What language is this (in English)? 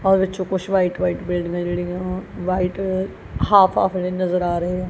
Punjabi